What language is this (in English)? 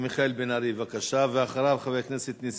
Hebrew